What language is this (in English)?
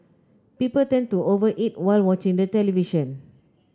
English